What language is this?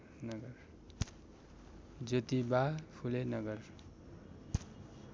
Nepali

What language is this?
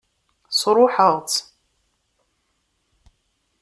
Kabyle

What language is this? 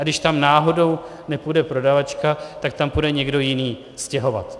Czech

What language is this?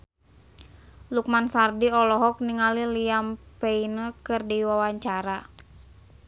Sundanese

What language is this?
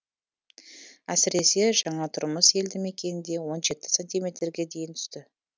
Kazakh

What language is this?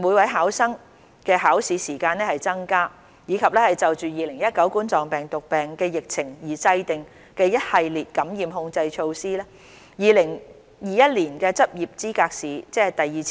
Cantonese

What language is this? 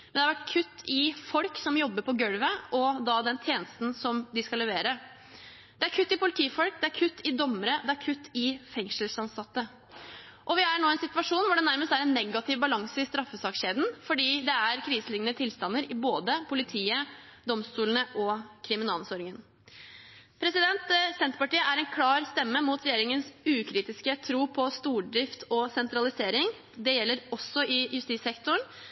Norwegian Bokmål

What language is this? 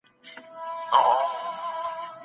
Pashto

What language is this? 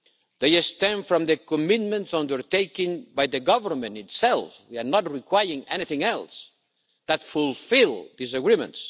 English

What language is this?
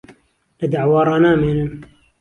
Central Kurdish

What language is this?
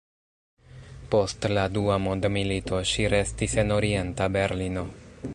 Esperanto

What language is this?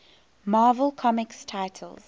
English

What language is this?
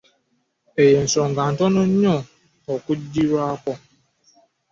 Ganda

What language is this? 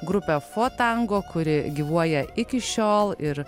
Lithuanian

